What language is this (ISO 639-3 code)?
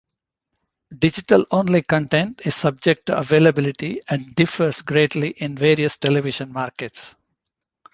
eng